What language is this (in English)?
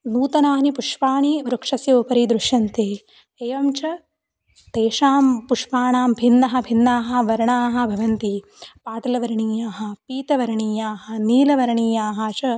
Sanskrit